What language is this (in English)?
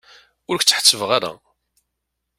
Kabyle